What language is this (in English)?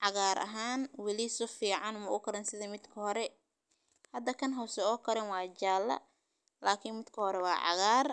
Somali